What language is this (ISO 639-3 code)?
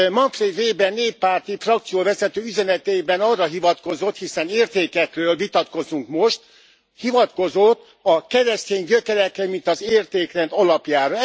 hun